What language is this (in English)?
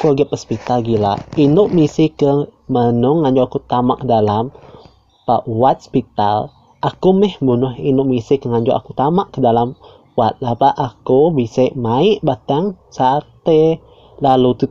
Malay